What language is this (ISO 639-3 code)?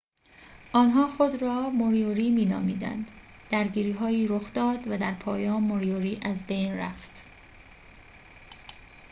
fas